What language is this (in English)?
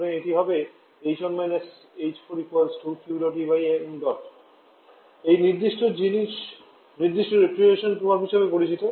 Bangla